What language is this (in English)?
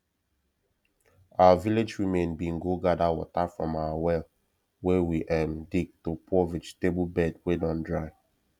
Nigerian Pidgin